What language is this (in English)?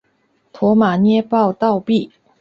Chinese